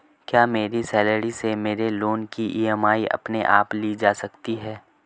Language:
Hindi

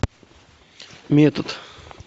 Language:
Russian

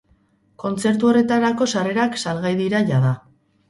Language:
Basque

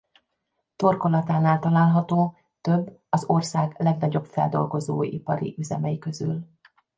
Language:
Hungarian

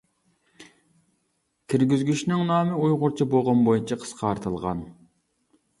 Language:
Uyghur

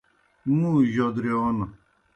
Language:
Kohistani Shina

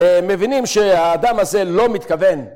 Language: Hebrew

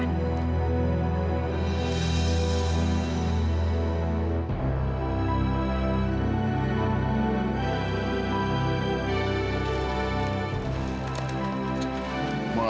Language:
Indonesian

